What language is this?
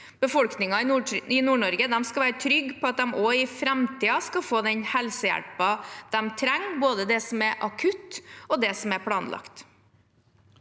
Norwegian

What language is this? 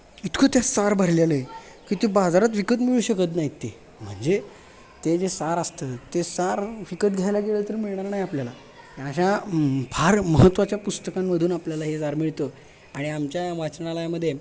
Marathi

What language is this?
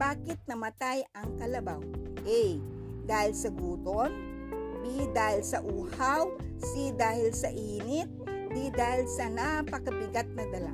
Filipino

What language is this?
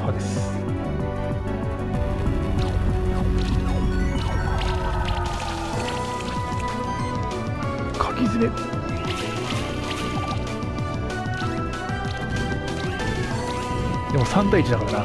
Japanese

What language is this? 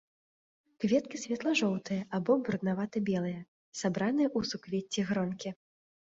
Belarusian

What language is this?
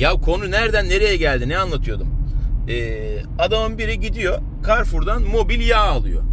Turkish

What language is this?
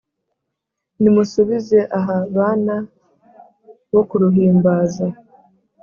Kinyarwanda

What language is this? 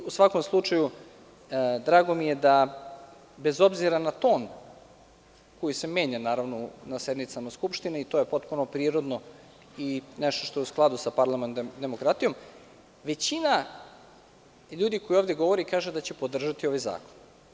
Serbian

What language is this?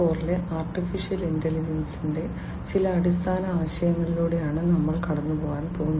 Malayalam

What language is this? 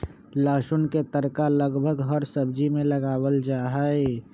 Magahi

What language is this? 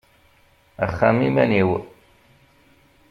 Kabyle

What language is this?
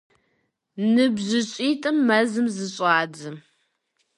Kabardian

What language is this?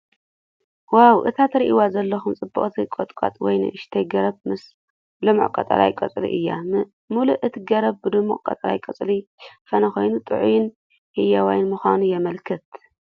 Tigrinya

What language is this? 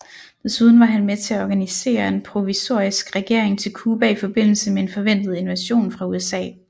Danish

